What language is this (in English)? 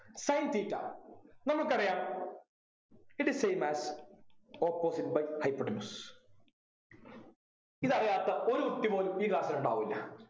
Malayalam